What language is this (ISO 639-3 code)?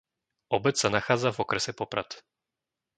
slk